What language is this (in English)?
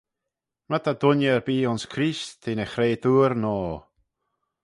Manx